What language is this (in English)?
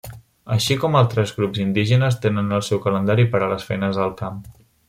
Catalan